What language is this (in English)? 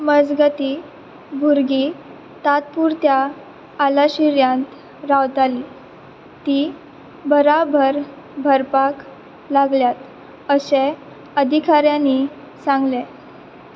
Konkani